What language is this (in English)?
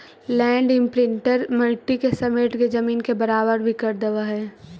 Magahi